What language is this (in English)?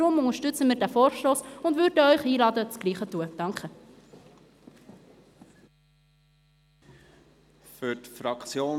Swiss German